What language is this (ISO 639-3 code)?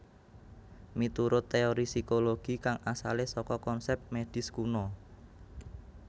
jav